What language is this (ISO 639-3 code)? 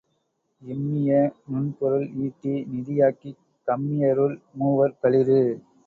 tam